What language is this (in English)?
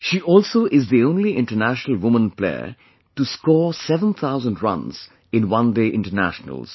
English